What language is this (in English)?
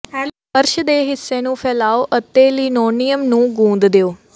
Punjabi